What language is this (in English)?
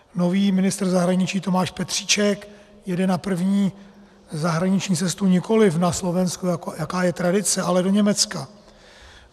Czech